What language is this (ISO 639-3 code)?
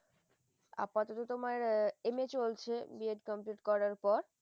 ben